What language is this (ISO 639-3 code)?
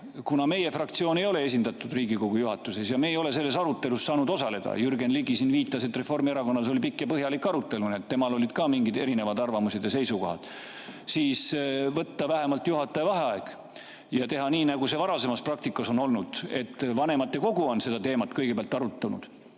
est